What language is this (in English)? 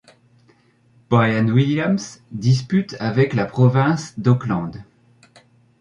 French